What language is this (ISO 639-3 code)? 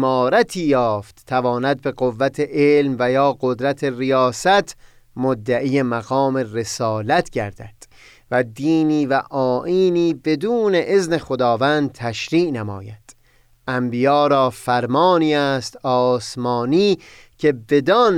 fas